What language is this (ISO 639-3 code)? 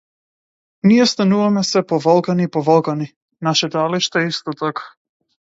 mkd